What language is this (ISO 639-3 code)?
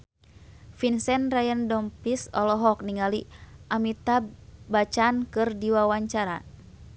sun